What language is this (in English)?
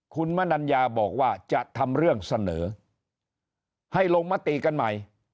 Thai